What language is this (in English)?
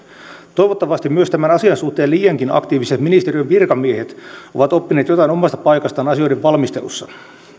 Finnish